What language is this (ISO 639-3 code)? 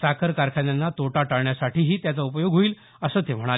mar